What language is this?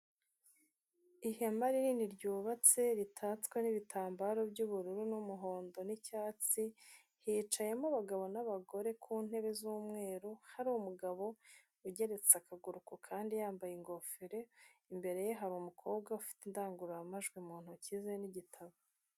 Kinyarwanda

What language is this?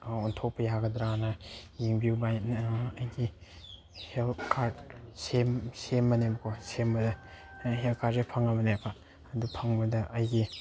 Manipuri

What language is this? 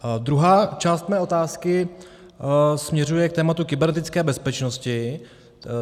Czech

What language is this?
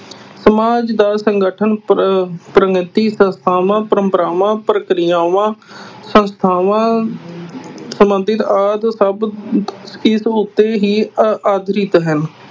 Punjabi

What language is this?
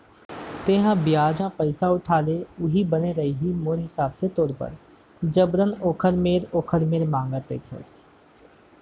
Chhattisgarhi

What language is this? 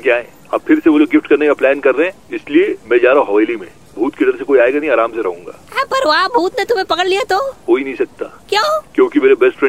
Hindi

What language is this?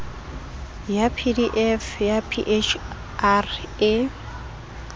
Southern Sotho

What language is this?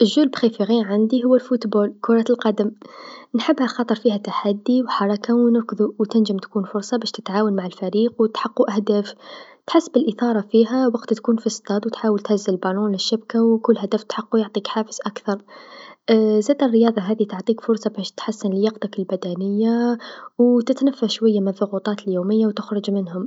Tunisian Arabic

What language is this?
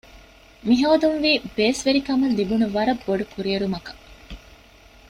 Divehi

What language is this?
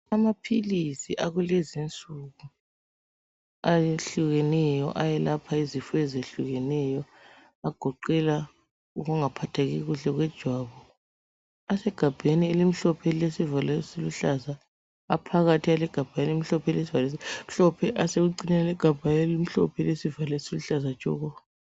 North Ndebele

